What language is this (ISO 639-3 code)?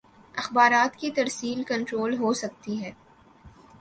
urd